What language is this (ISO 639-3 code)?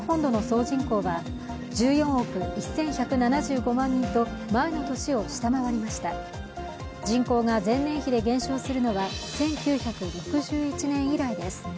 jpn